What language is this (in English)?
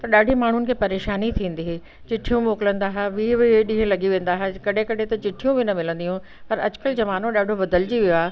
Sindhi